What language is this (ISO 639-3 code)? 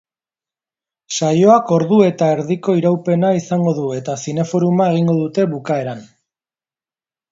eus